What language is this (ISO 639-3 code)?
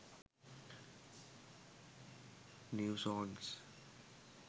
sin